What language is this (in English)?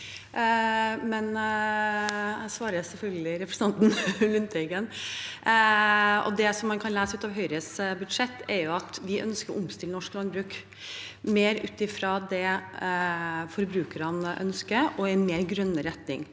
Norwegian